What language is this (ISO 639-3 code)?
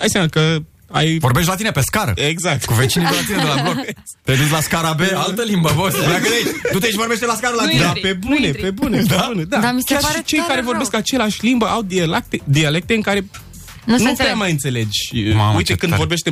ron